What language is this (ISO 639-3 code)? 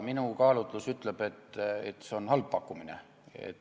est